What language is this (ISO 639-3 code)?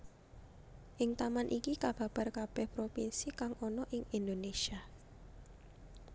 jav